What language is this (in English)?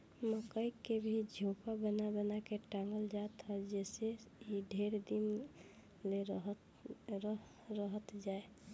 Bhojpuri